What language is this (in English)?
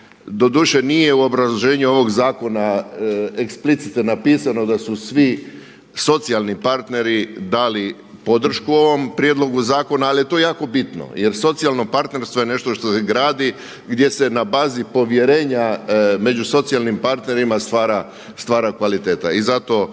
Croatian